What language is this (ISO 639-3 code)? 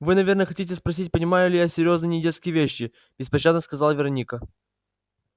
rus